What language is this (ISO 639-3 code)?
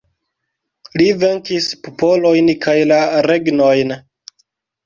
epo